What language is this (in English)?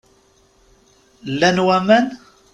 Kabyle